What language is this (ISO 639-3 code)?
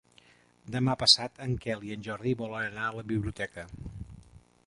cat